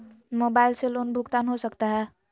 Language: Magahi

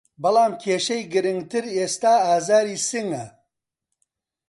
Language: Central Kurdish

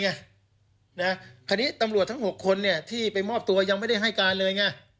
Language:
Thai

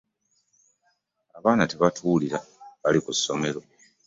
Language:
Ganda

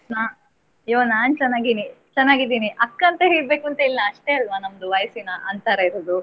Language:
Kannada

